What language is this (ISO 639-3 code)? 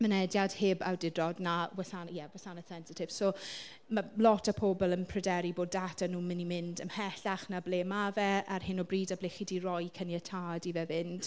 cym